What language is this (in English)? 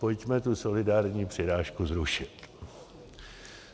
Czech